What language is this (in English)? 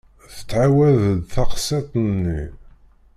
Kabyle